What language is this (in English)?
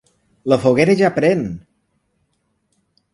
Catalan